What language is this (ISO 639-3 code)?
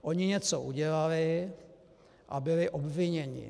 ces